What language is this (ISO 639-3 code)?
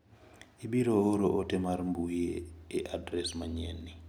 luo